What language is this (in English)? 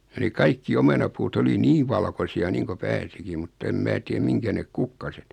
Finnish